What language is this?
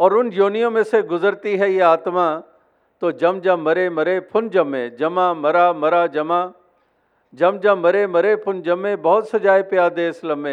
Hindi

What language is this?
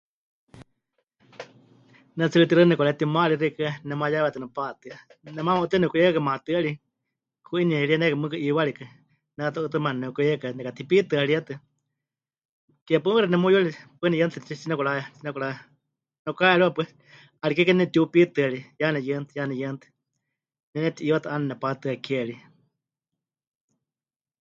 Huichol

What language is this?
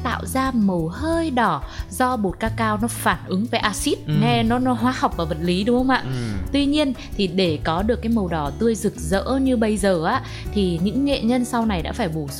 Vietnamese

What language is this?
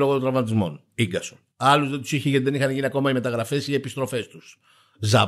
Greek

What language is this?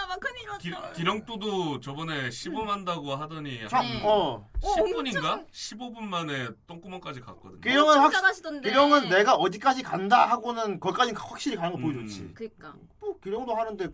Korean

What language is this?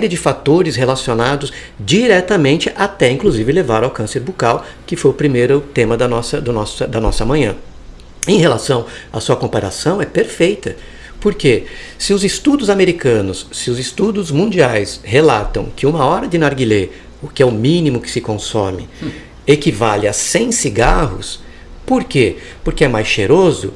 Portuguese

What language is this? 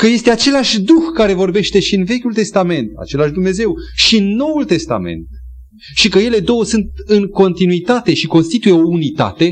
Romanian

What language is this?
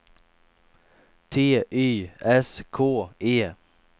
Swedish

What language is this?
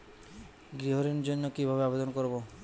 Bangla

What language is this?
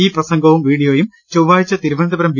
Malayalam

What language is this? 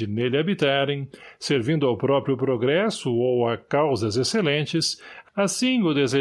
Portuguese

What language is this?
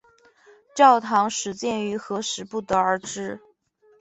Chinese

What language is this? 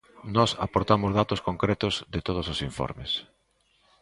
Galician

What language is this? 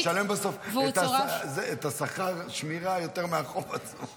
Hebrew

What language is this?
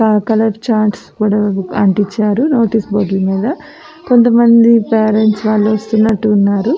Telugu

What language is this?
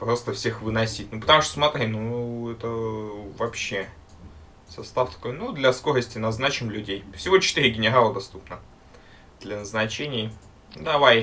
Russian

